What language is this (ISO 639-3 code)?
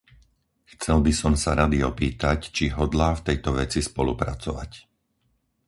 slk